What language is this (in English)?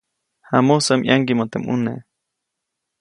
Copainalá Zoque